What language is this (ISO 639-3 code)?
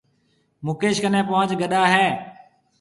mve